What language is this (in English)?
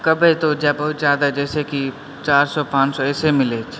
Maithili